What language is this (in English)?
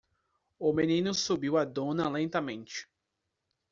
Portuguese